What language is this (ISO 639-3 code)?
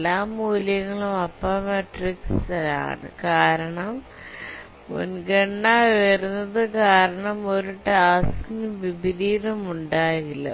mal